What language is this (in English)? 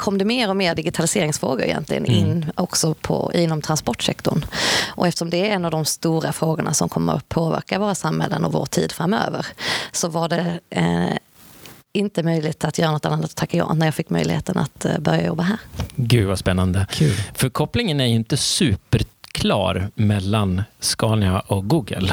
Swedish